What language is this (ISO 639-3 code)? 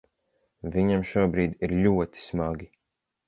lav